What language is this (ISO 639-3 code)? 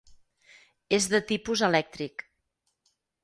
cat